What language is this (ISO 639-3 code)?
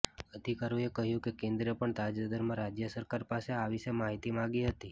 guj